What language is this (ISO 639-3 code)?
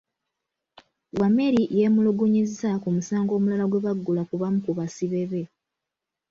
lug